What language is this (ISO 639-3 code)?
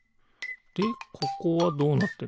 jpn